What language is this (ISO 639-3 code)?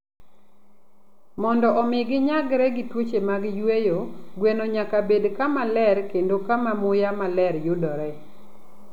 luo